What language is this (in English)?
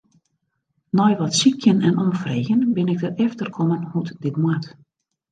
Western Frisian